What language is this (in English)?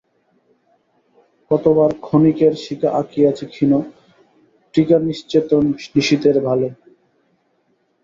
Bangla